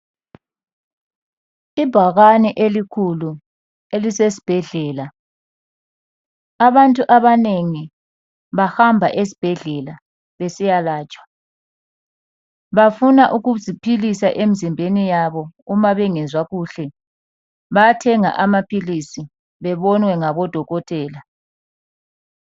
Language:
North Ndebele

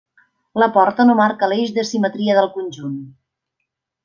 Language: Catalan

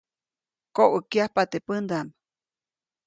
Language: Copainalá Zoque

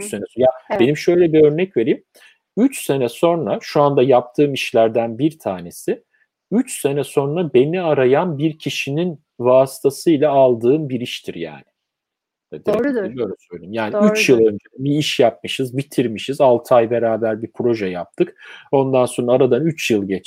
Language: Turkish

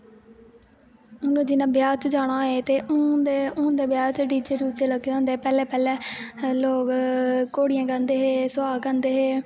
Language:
Dogri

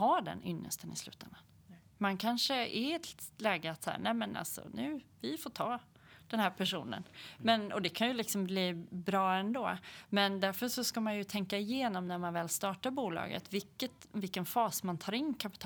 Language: Swedish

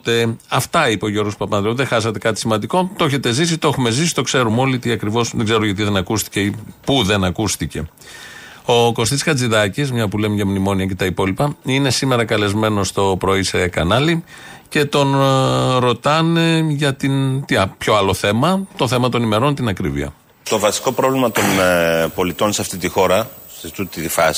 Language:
Greek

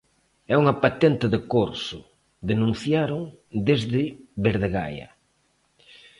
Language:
Galician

